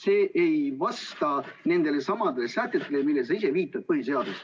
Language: Estonian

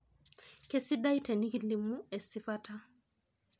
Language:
Masai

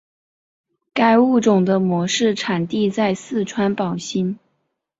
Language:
Chinese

